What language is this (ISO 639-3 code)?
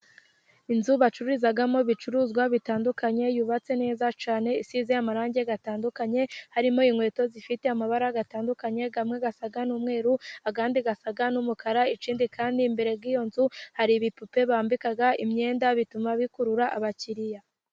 kin